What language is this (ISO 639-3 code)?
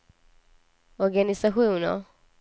swe